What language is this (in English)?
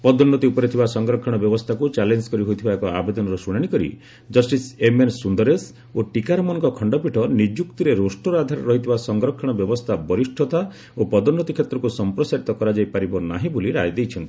Odia